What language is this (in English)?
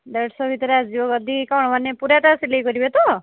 Odia